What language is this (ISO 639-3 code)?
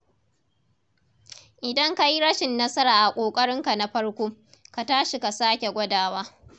hau